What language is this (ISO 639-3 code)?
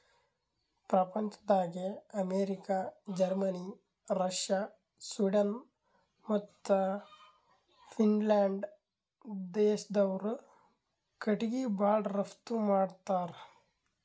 kan